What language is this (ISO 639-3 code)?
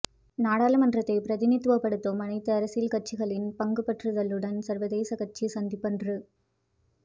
tam